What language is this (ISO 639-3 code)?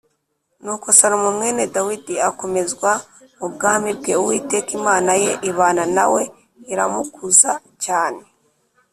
kin